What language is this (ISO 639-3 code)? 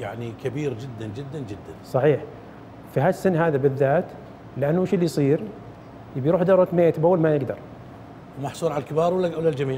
ara